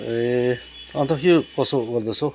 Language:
Nepali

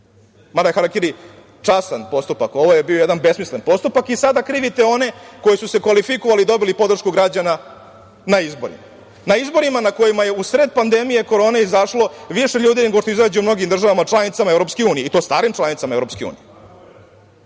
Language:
Serbian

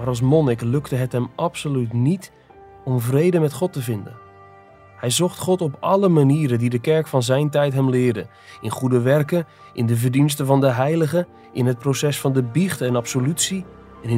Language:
Dutch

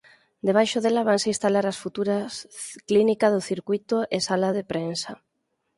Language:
Galician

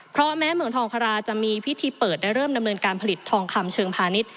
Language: Thai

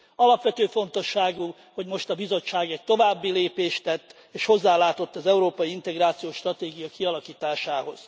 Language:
Hungarian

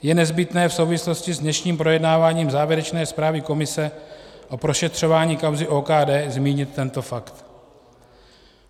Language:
Czech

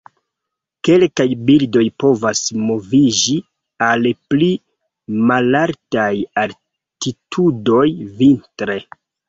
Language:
Esperanto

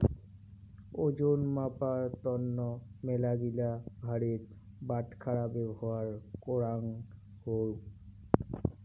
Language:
Bangla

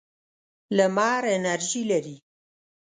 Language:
Pashto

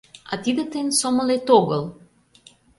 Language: Mari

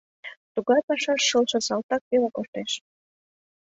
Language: Mari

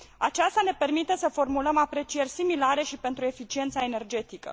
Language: Romanian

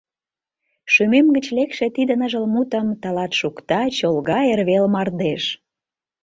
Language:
Mari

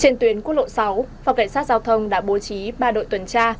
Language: Vietnamese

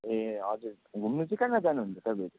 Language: Nepali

